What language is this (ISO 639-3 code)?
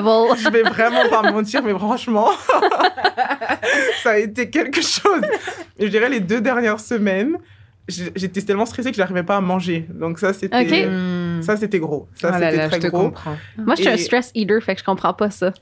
fra